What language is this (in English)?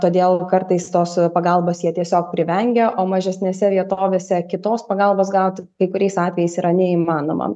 Lithuanian